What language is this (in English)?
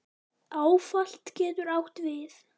Icelandic